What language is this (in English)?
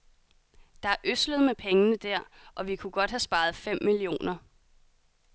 Danish